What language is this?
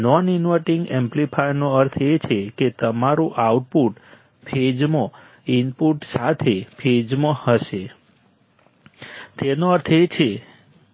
Gujarati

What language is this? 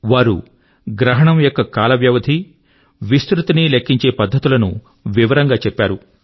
Telugu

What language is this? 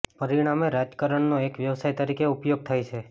Gujarati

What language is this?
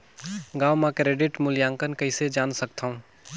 Chhattisgarhi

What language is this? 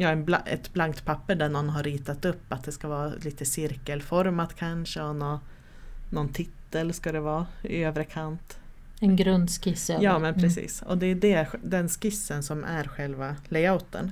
Swedish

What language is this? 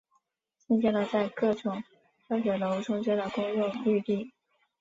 Chinese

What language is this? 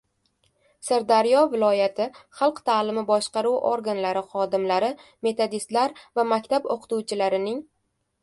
Uzbek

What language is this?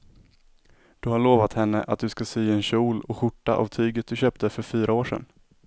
Swedish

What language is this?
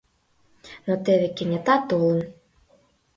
Mari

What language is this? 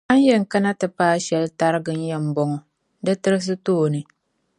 Dagbani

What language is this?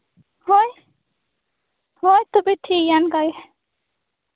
Santali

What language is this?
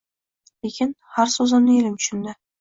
Uzbek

